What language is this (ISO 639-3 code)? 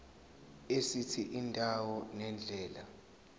zul